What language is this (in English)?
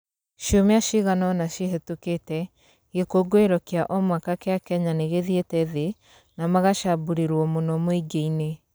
Kikuyu